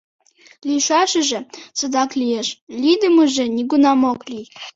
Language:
Mari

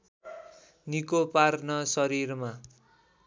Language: Nepali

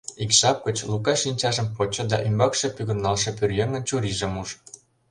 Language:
Mari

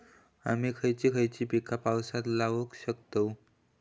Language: Marathi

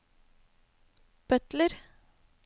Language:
Norwegian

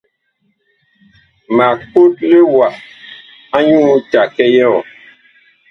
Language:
Bakoko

